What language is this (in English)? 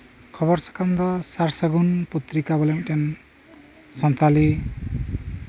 Santali